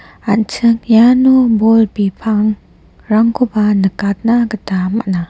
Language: Garo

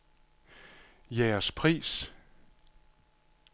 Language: Danish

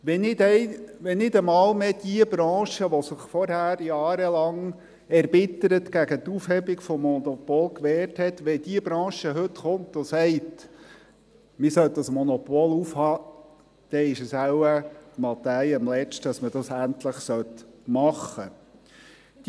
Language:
Swiss German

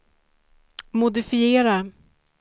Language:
Swedish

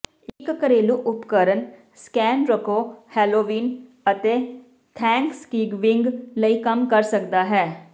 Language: Punjabi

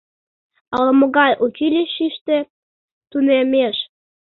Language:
Mari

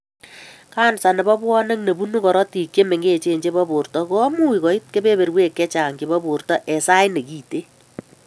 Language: Kalenjin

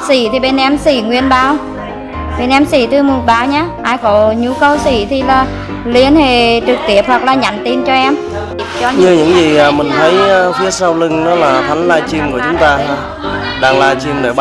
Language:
Vietnamese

